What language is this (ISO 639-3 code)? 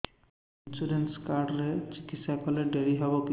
ori